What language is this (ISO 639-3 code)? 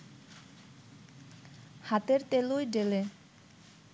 ben